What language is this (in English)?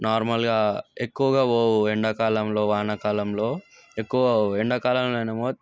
Telugu